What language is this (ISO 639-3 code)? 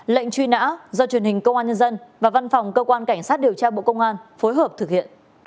vie